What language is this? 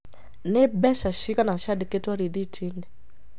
Kikuyu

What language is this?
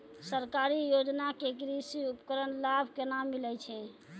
Maithili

